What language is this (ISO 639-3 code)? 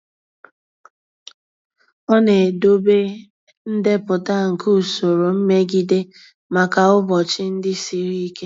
ibo